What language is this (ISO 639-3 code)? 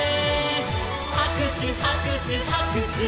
jpn